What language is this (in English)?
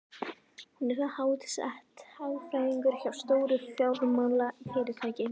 Icelandic